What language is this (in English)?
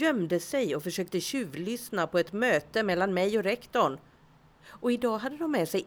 Swedish